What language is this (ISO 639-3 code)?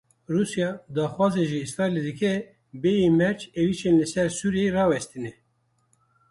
kur